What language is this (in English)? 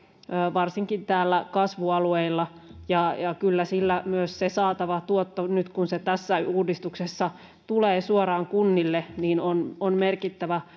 Finnish